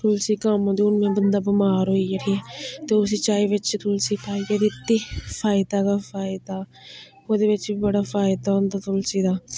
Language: Dogri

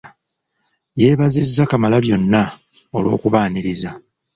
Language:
Ganda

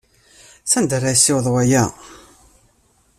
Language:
Kabyle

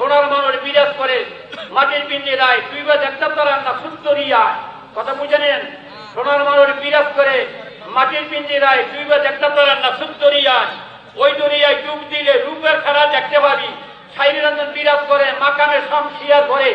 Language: Turkish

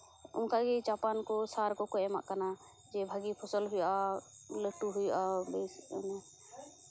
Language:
Santali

